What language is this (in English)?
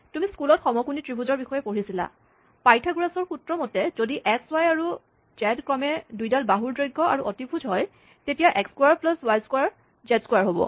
Assamese